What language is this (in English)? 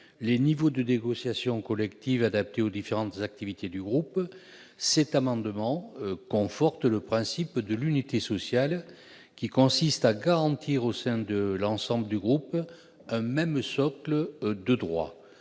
French